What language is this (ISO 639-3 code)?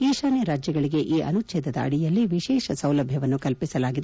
kan